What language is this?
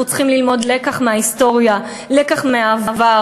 Hebrew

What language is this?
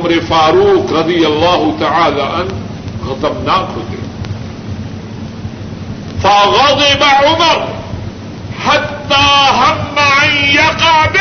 Urdu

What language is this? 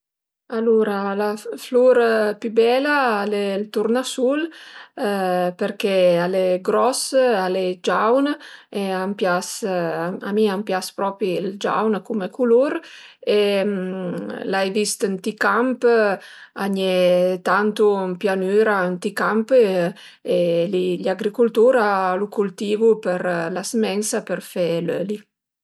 Piedmontese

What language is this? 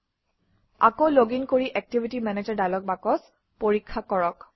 Assamese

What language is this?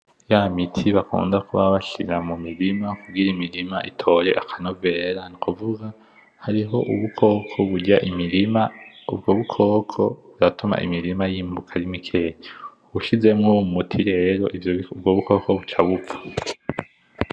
Rundi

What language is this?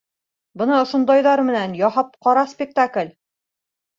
Bashkir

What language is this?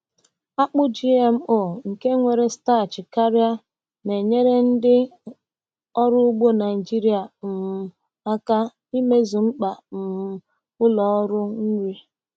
Igbo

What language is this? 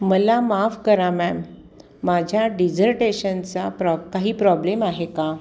Marathi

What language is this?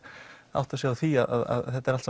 Icelandic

